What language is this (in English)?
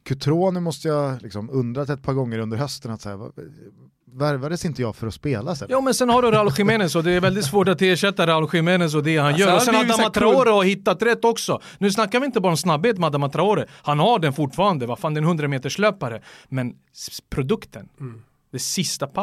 Swedish